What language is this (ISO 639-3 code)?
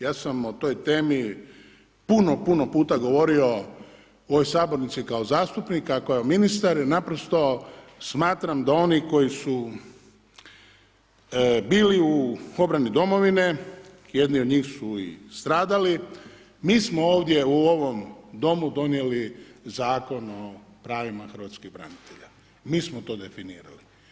hrv